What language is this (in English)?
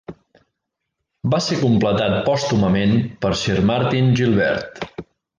Catalan